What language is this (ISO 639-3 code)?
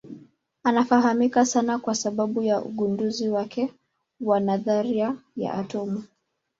swa